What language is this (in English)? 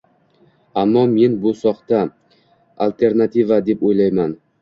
Uzbek